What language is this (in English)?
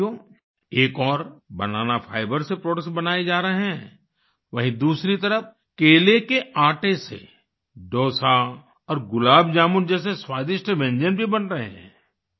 Hindi